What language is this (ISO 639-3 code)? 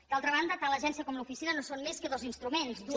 cat